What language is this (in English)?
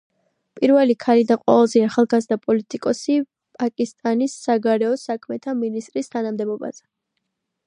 Georgian